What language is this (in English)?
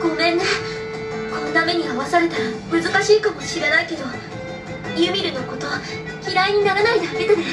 Japanese